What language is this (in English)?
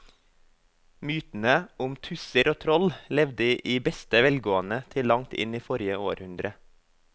Norwegian